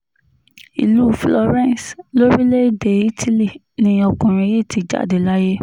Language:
Yoruba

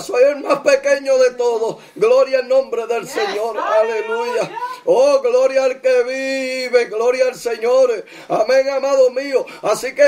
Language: Spanish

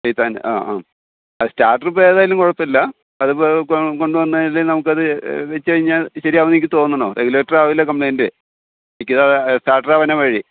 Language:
Malayalam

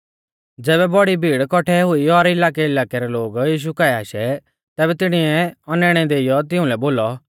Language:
Mahasu Pahari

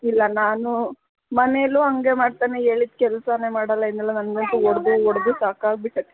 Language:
Kannada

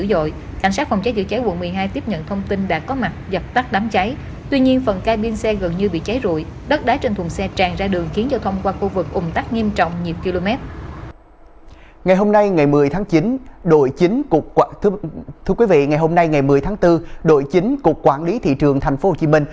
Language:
Vietnamese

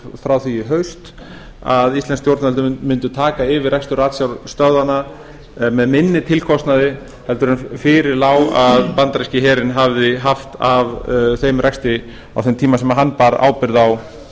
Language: Icelandic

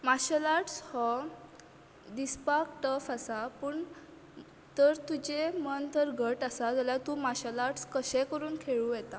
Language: Konkani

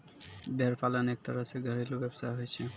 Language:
Maithili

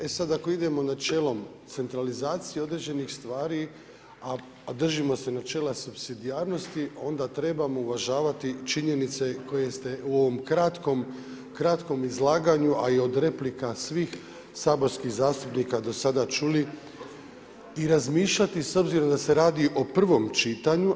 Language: Croatian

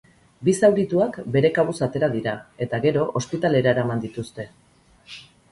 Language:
Basque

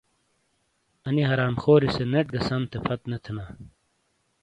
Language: Shina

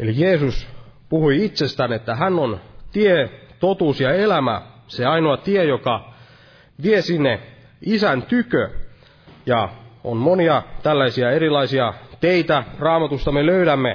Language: Finnish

